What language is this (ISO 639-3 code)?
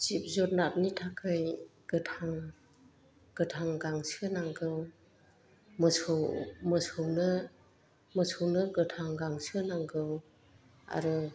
brx